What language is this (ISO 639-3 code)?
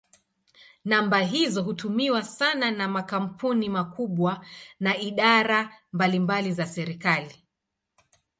swa